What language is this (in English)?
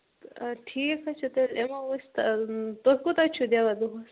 Kashmiri